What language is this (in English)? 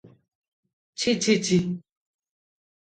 Odia